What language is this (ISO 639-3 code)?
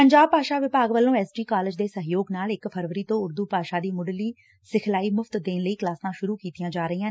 pan